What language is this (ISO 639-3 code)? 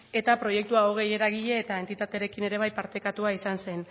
eus